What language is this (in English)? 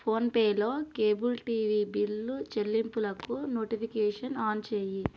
Telugu